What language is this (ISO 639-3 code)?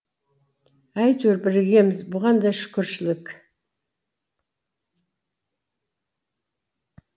kaz